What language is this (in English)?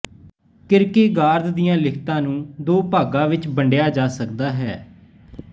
Punjabi